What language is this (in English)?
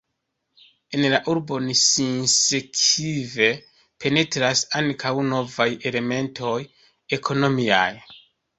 Esperanto